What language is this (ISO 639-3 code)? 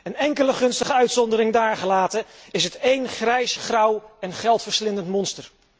nld